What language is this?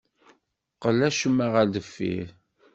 Kabyle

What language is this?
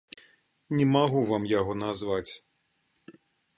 Belarusian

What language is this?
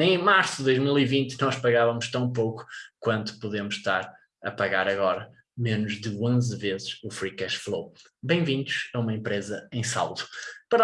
Portuguese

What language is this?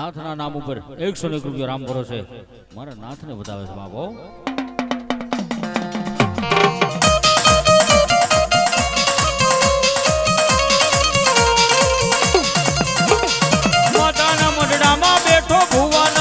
Gujarati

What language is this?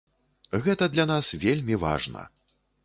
Belarusian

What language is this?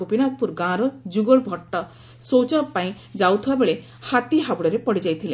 Odia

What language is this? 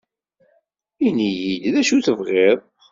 Kabyle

